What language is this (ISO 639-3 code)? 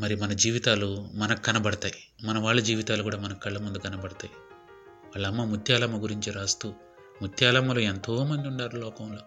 tel